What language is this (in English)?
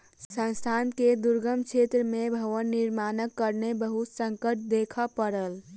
Maithili